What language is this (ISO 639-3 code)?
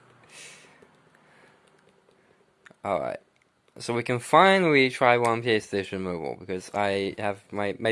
eng